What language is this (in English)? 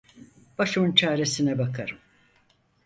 Turkish